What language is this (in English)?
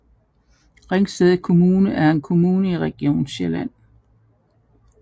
Danish